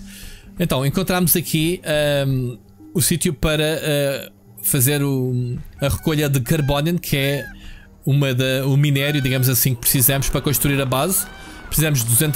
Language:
Portuguese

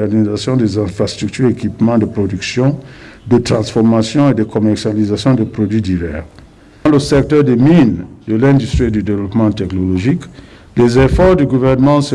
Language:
French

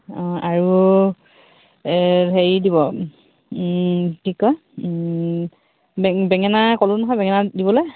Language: Assamese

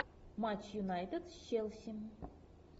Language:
Russian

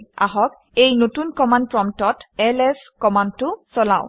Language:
Assamese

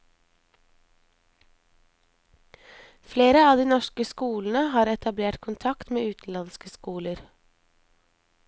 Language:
Norwegian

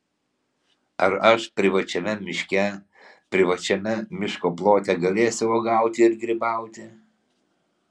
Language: Lithuanian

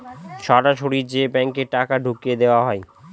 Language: Bangla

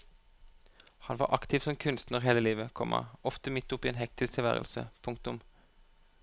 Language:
Norwegian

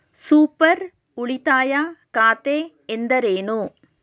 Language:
Kannada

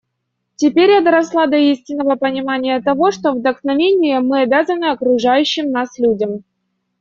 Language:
Russian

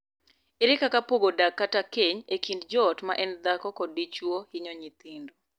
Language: Luo (Kenya and Tanzania)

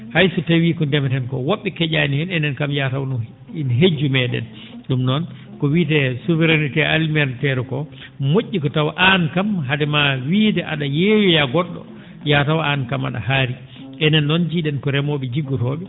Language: Fula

